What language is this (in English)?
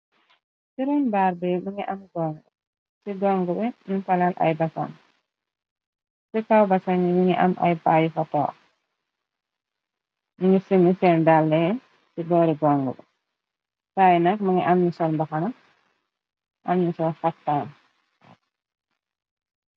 Wolof